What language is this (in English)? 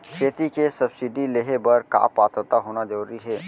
Chhattisgarhi